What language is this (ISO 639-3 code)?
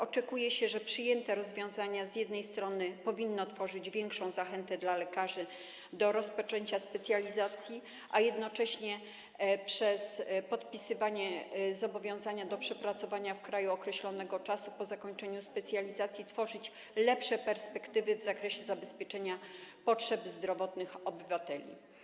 pol